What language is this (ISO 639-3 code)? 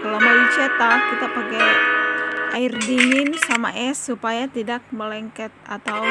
ind